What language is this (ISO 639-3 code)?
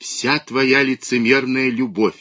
rus